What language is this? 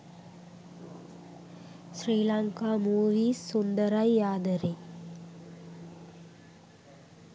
Sinhala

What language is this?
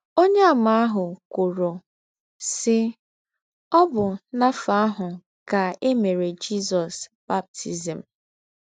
Igbo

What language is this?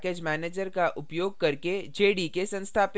Hindi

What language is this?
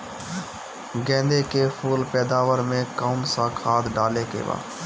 Bhojpuri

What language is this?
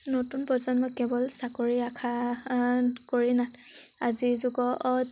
Assamese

